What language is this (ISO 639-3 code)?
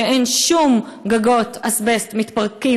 heb